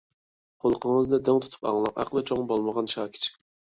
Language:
Uyghur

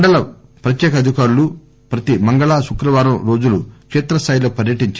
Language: Telugu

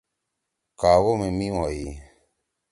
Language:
Torwali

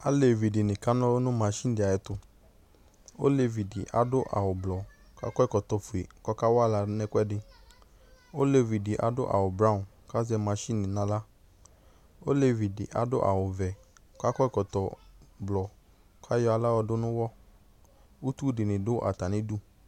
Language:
Ikposo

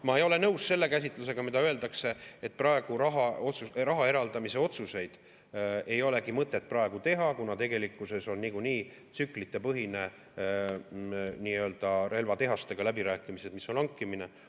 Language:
Estonian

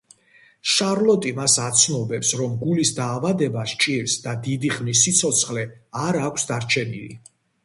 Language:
Georgian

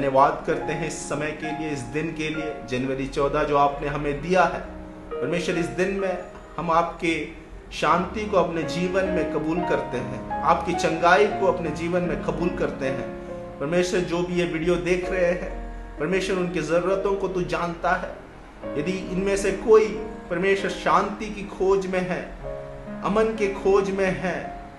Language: Hindi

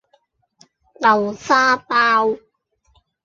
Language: Cantonese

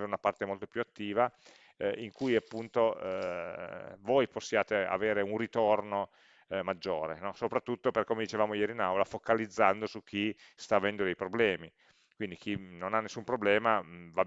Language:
Italian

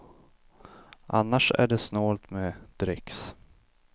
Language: Swedish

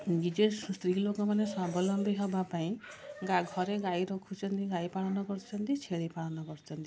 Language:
Odia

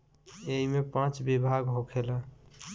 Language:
Bhojpuri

